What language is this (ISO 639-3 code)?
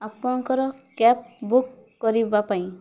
ori